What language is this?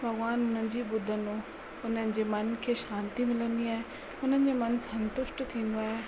Sindhi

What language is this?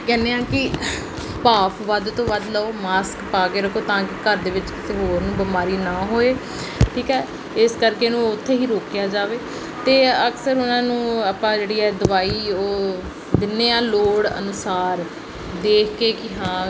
Punjabi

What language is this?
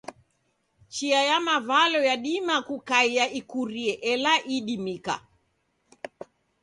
Taita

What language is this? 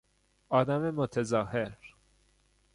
Persian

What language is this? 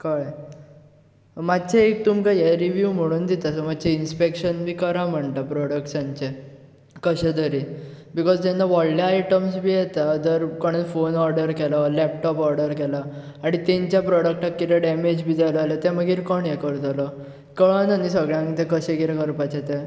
Konkani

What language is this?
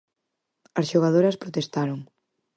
Galician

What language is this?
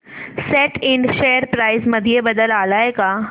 Marathi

